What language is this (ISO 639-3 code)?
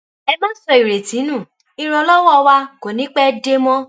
yor